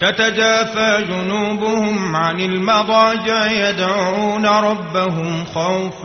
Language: Arabic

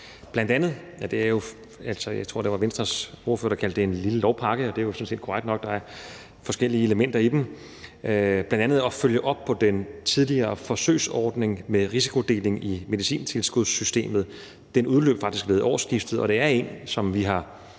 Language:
Danish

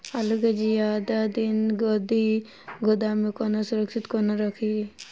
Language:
Maithili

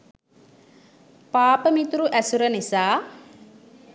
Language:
Sinhala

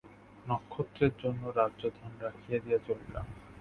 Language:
Bangla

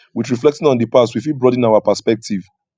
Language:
Nigerian Pidgin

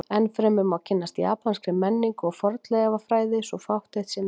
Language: Icelandic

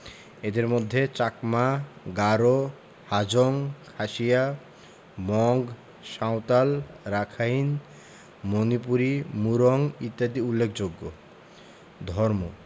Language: Bangla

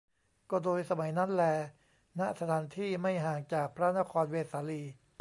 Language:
Thai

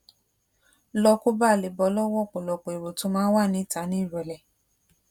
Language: Yoruba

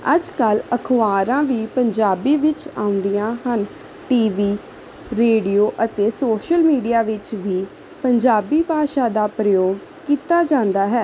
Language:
Punjabi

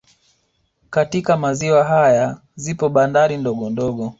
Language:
Swahili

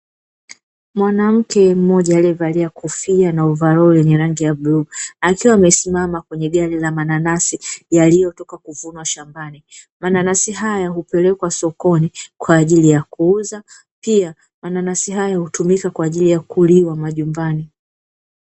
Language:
Swahili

